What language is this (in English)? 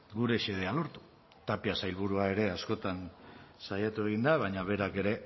Basque